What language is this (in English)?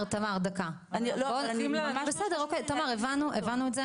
Hebrew